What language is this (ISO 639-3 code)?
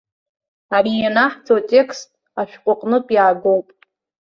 abk